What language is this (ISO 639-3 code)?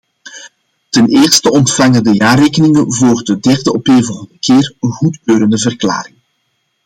nld